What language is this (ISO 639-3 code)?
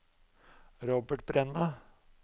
nor